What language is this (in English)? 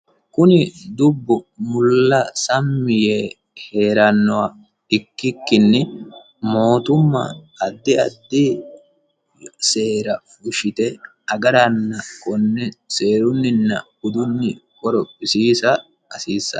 Sidamo